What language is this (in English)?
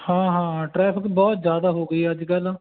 Punjabi